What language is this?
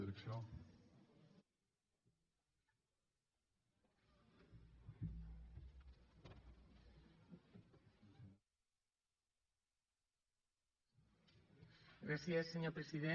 Catalan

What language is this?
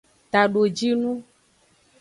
Aja (Benin)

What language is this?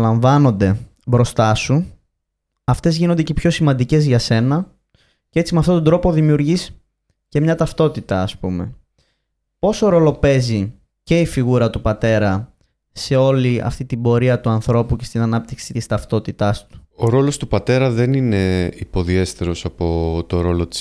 Greek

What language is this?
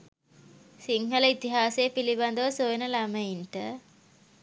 Sinhala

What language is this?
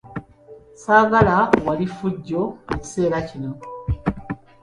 Ganda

